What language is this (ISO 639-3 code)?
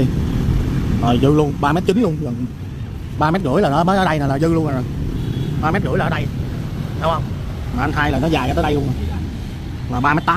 vie